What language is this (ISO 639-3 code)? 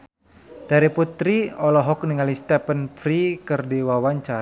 sun